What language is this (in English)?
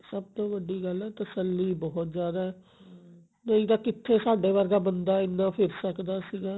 Punjabi